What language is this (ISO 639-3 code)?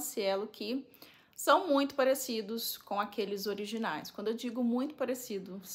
por